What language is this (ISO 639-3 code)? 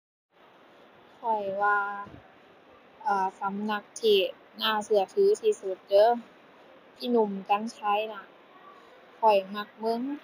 tha